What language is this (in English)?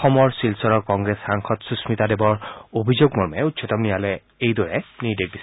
Assamese